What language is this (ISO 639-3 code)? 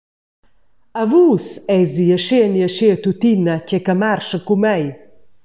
roh